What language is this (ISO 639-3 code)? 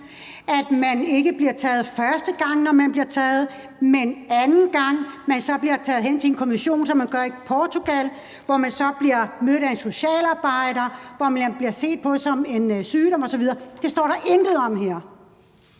dan